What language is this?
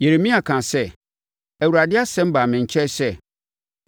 Akan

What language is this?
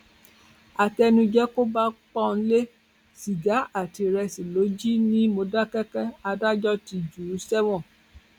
Yoruba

